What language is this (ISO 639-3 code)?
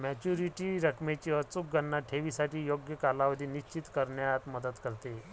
mar